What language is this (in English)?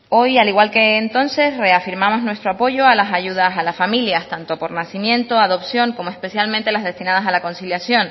Spanish